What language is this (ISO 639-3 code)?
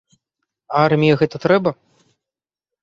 bel